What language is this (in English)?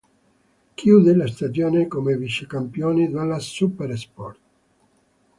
Italian